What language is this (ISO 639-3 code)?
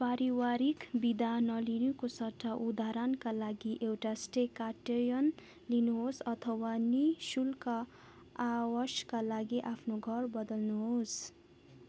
nep